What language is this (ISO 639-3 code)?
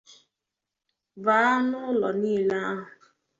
ibo